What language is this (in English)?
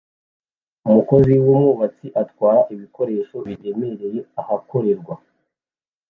Kinyarwanda